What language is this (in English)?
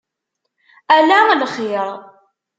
Kabyle